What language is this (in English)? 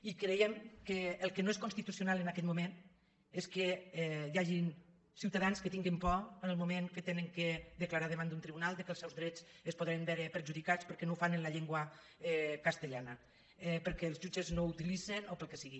Catalan